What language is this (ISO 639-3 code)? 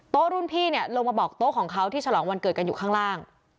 tha